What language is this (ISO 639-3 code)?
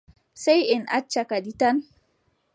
fub